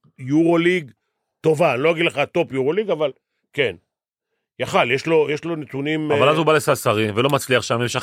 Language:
Hebrew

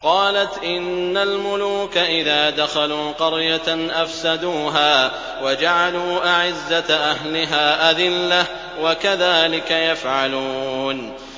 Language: Arabic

